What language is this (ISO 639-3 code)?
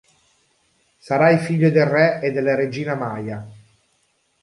ita